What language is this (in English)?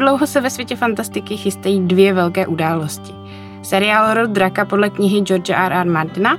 Czech